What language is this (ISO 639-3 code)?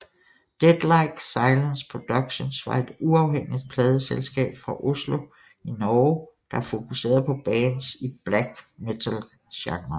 dan